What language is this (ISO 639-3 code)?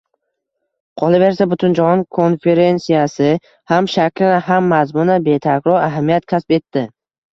uzb